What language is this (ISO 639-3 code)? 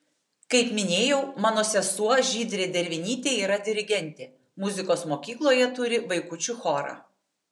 lit